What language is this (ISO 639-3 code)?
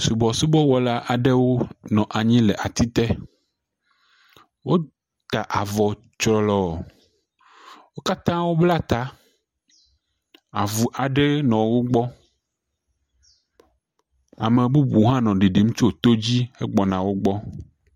ewe